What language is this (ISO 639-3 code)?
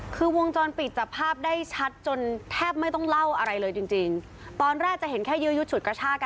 tha